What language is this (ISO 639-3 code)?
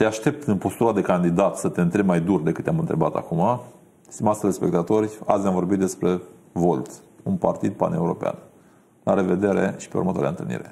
ron